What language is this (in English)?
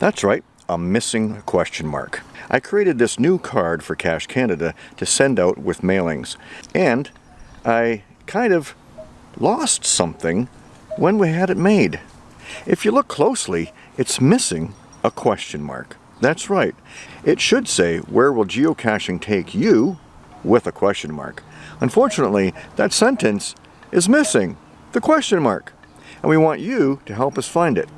English